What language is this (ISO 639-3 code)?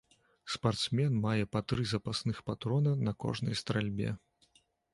bel